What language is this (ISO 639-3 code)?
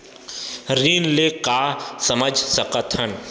hne